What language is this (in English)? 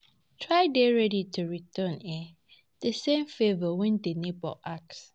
Nigerian Pidgin